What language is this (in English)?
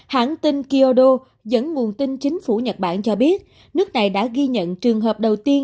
Vietnamese